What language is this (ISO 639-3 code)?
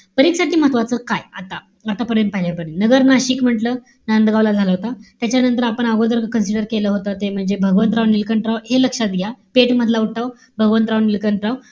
mar